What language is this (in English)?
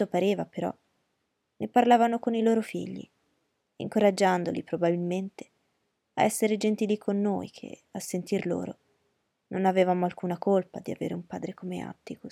Italian